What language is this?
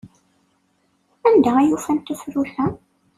Kabyle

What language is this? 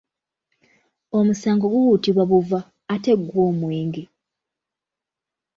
Ganda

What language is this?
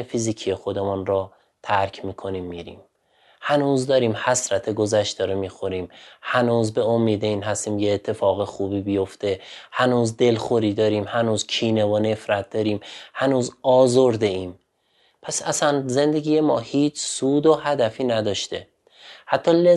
Persian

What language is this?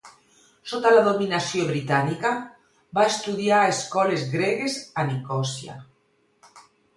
Catalan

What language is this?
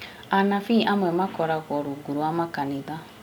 Kikuyu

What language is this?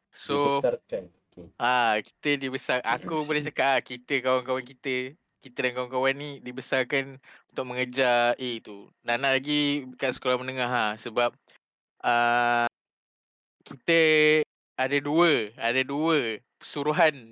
Malay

